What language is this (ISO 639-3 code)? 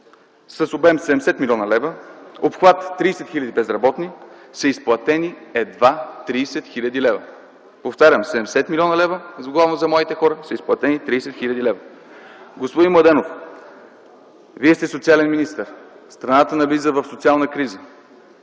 bul